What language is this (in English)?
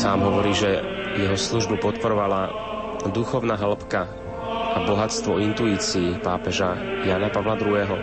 Slovak